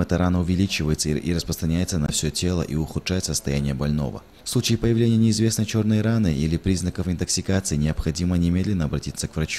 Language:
Russian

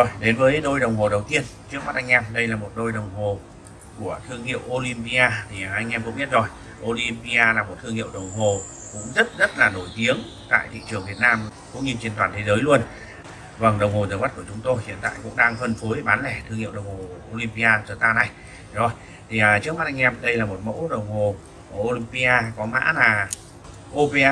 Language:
Vietnamese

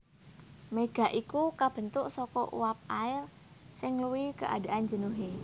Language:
Javanese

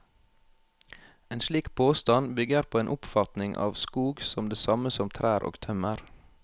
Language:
Norwegian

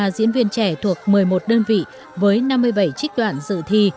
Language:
Vietnamese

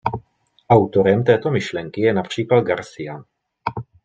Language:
Czech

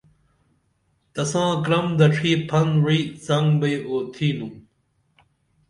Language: Dameli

